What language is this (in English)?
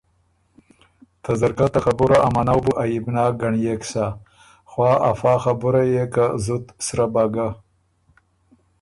Ormuri